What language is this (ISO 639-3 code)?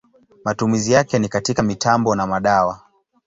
swa